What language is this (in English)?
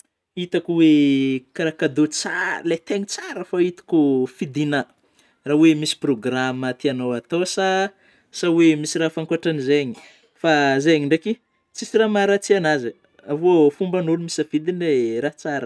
Northern Betsimisaraka Malagasy